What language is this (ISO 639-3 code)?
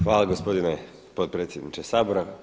hrv